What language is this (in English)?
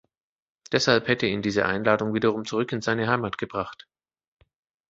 German